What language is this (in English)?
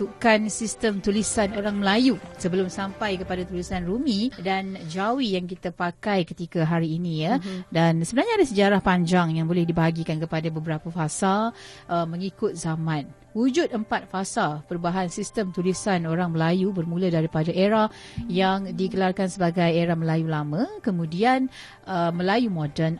Malay